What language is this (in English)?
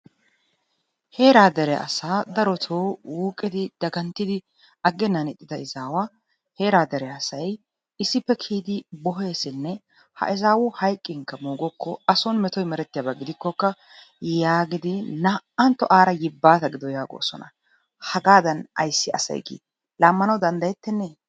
Wolaytta